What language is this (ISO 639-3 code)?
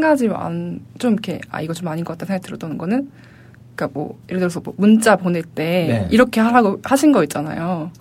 kor